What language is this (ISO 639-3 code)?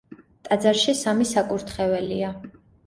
kat